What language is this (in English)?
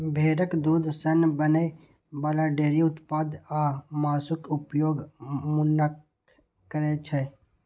Maithili